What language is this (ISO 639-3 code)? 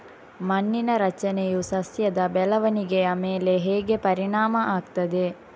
kan